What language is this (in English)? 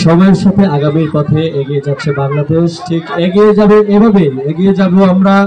Korean